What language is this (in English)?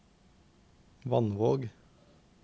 Norwegian